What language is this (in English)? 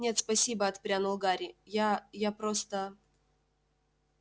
Russian